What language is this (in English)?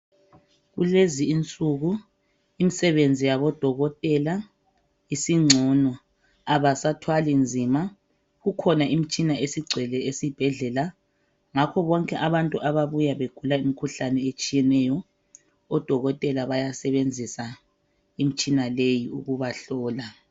North Ndebele